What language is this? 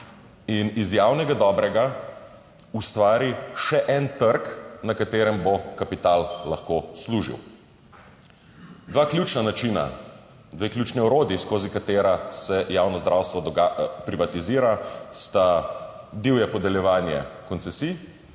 Slovenian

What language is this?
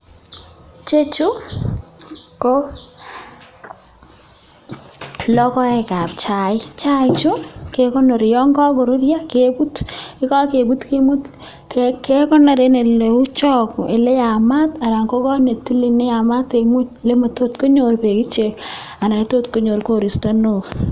Kalenjin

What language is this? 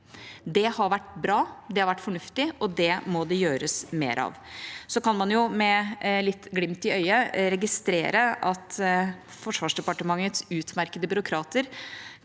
Norwegian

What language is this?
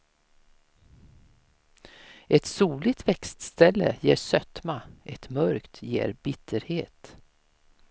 Swedish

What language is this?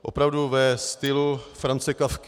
Czech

